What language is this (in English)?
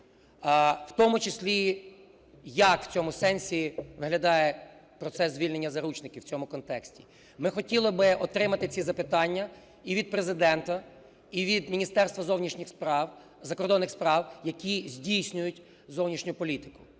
Ukrainian